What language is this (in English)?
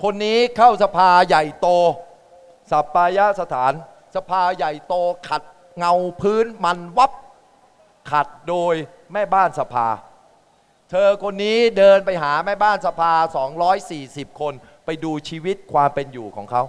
Thai